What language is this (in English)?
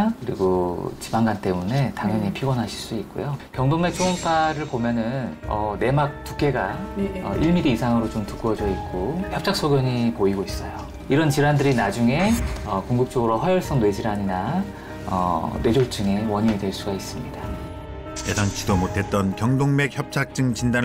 Korean